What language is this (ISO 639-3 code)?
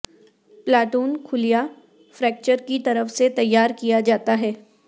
urd